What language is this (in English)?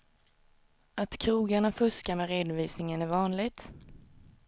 Swedish